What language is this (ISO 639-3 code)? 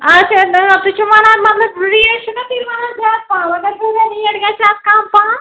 kas